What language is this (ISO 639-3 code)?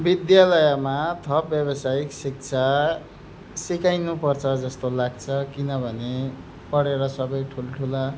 nep